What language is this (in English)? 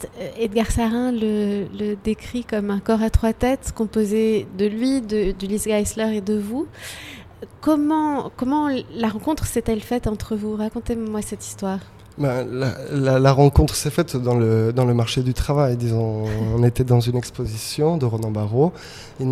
French